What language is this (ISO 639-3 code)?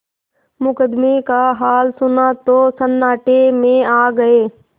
hin